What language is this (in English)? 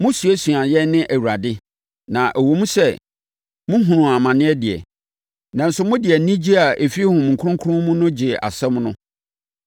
Akan